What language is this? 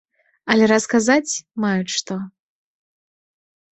Belarusian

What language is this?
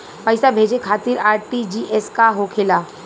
Bhojpuri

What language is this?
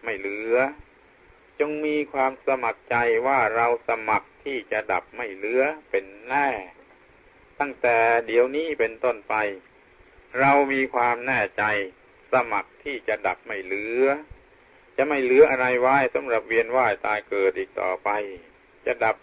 Thai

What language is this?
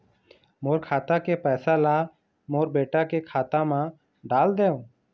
Chhattisgarhi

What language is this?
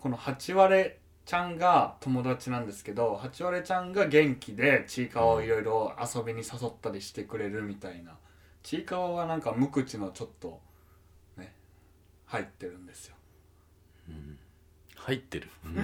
Japanese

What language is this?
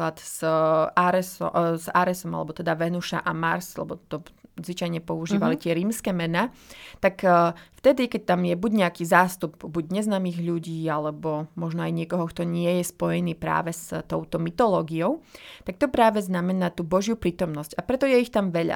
Slovak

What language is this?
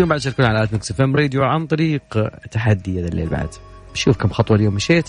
Arabic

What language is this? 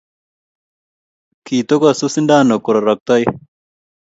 Kalenjin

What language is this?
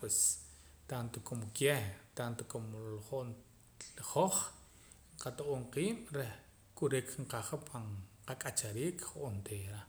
Poqomam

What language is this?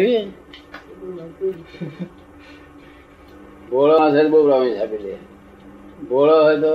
Gujarati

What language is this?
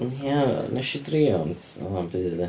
Welsh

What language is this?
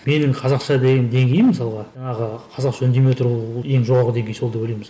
Kazakh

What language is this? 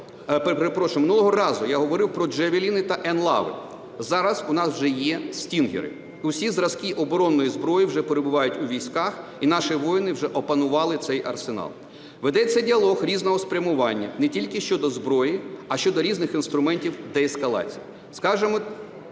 Ukrainian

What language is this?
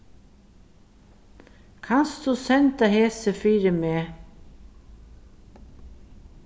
Faroese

